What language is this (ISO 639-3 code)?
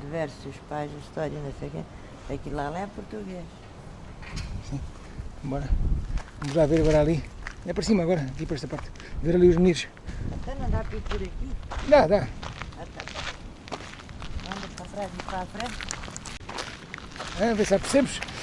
por